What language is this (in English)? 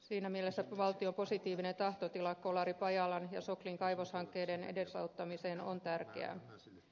Finnish